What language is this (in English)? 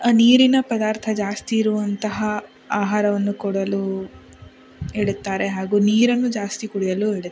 Kannada